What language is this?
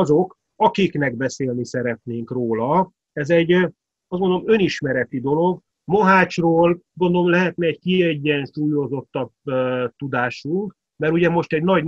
Hungarian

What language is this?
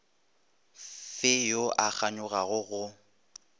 Northern Sotho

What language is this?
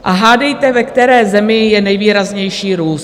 Czech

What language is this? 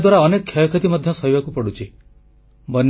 Odia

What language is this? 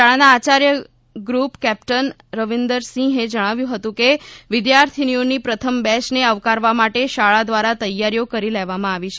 Gujarati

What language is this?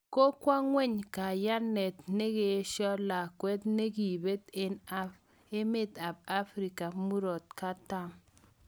Kalenjin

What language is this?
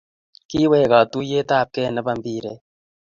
Kalenjin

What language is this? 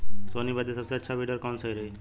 Bhojpuri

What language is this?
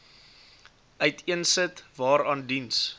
Afrikaans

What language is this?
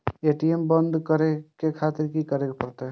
Maithili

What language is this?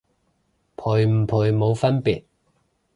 Cantonese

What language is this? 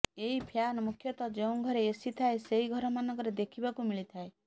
Odia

